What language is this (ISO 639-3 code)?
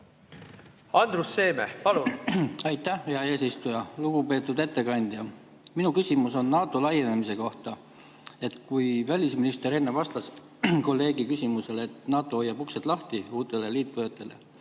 est